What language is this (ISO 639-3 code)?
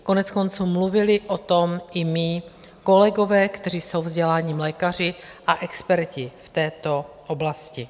ces